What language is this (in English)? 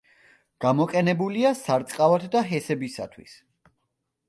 Georgian